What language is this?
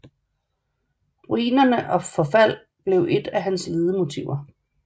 Danish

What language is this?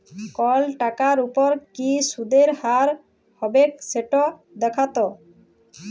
Bangla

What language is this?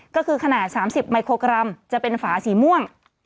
Thai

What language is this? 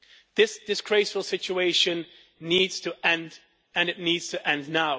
English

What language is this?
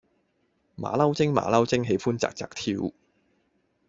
Cantonese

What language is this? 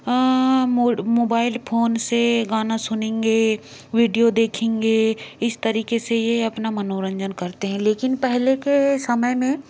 Hindi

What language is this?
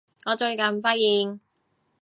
Cantonese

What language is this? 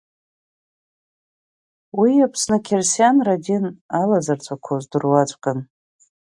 Abkhazian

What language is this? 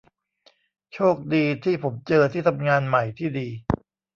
Thai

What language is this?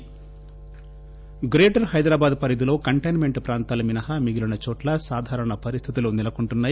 Telugu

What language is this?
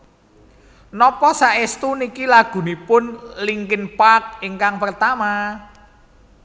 Javanese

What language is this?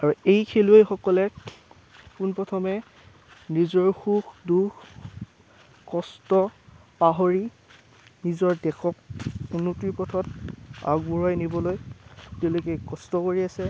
Assamese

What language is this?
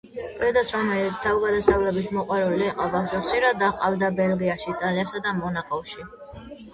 Georgian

